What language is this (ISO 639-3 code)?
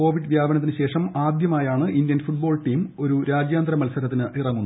mal